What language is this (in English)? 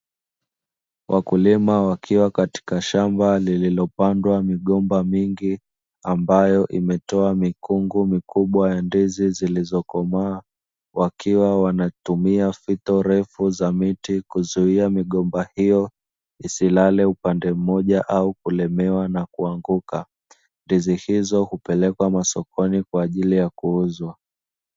Swahili